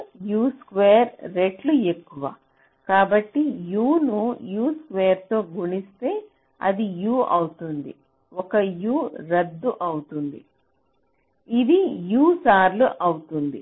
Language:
Telugu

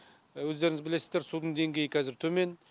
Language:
Kazakh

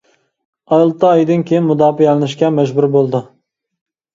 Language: Uyghur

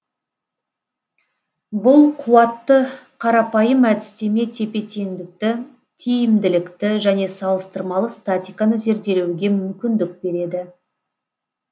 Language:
Kazakh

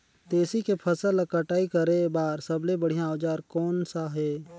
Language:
Chhattisgarhi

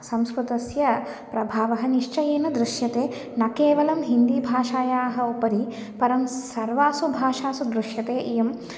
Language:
Sanskrit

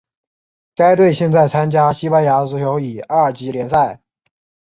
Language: Chinese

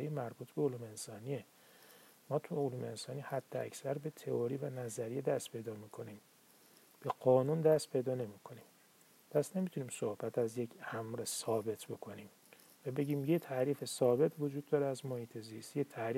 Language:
Persian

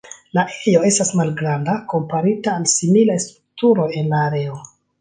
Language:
Esperanto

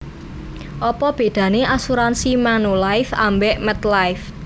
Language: Javanese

